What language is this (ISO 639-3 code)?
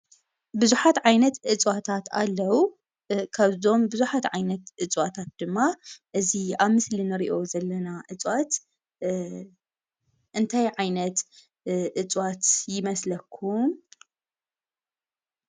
tir